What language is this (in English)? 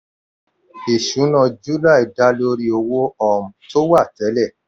Yoruba